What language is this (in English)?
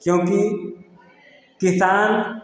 Hindi